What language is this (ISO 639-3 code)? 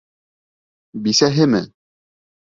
bak